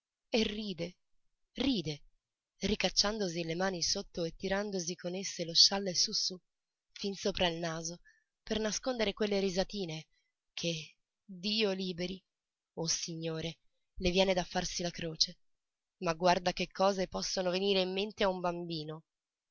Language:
Italian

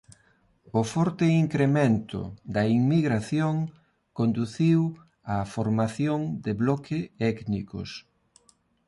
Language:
Galician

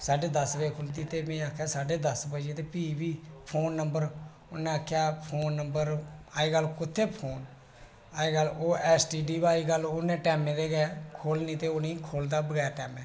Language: Dogri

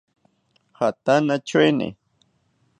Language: South Ucayali Ashéninka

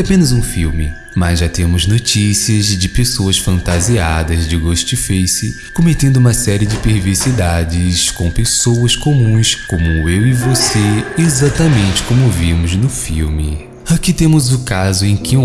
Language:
Portuguese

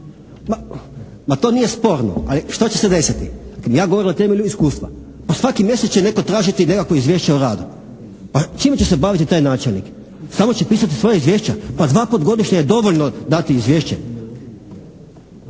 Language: Croatian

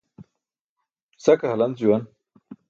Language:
Burushaski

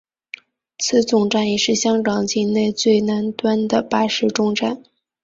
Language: Chinese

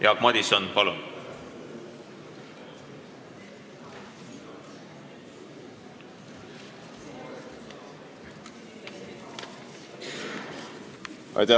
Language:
Estonian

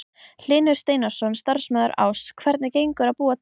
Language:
Icelandic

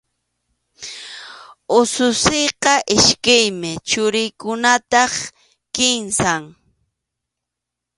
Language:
Arequipa-La Unión Quechua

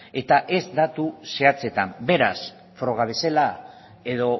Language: Basque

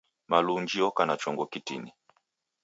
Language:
Taita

